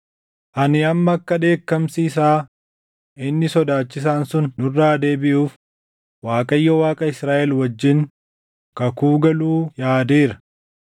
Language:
Oromo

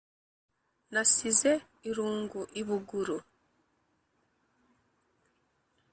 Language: Kinyarwanda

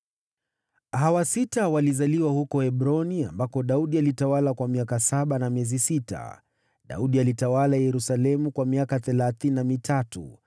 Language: Swahili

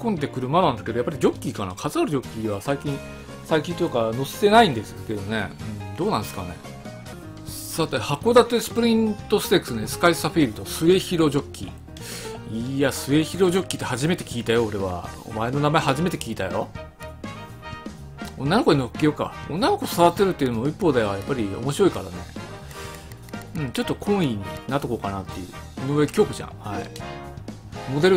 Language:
Japanese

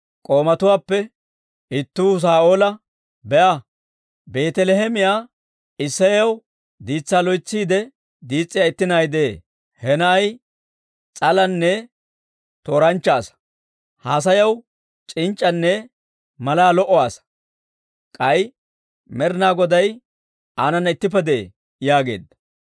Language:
Dawro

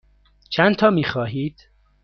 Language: Persian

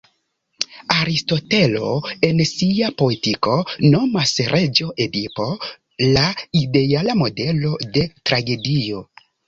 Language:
Esperanto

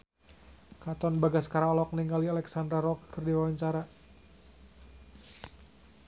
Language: Sundanese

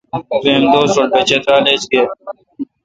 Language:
Kalkoti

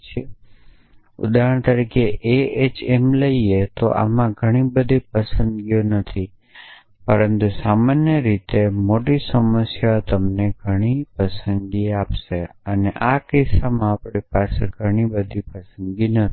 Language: Gujarati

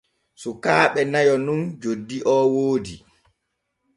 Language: Borgu Fulfulde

